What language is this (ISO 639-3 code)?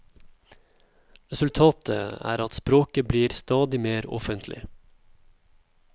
nor